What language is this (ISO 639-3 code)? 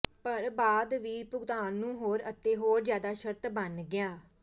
pan